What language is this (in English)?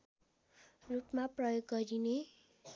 Nepali